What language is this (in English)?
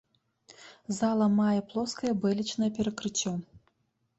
Belarusian